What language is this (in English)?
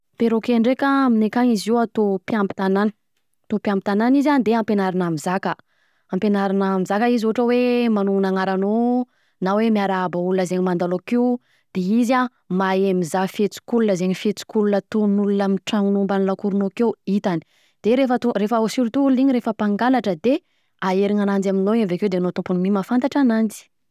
Southern Betsimisaraka Malagasy